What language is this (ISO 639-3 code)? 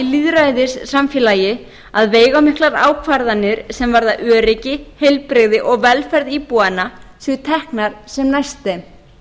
isl